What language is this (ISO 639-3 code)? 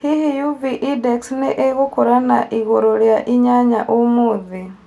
kik